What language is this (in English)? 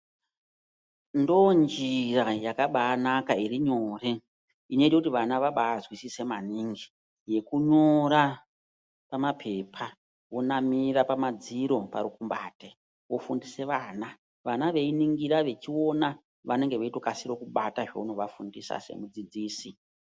Ndau